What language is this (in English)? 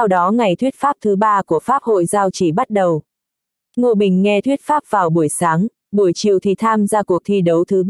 Vietnamese